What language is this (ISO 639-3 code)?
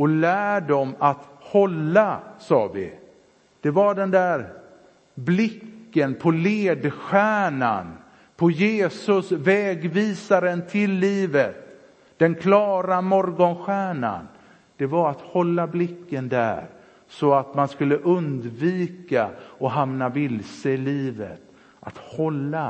swe